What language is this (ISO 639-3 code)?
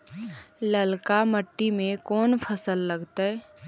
mag